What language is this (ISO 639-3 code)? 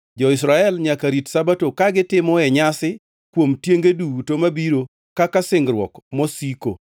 luo